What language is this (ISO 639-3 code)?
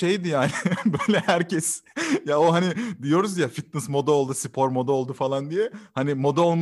tur